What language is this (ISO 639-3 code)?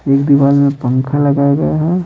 hin